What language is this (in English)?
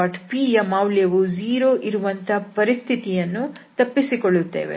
Kannada